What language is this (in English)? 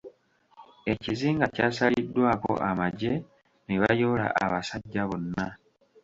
Ganda